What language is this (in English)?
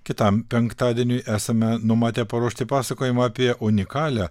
Lithuanian